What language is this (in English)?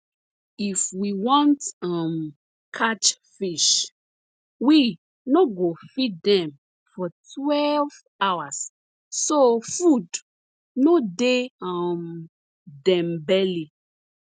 Nigerian Pidgin